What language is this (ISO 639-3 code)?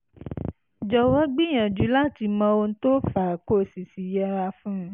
yor